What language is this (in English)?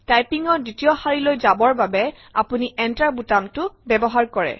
Assamese